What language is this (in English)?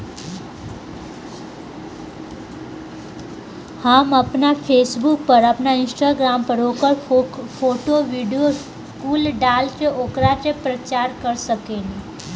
Bhojpuri